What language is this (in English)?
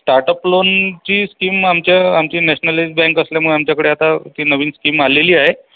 Marathi